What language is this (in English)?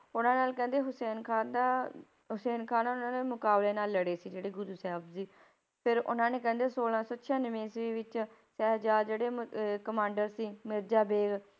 Punjabi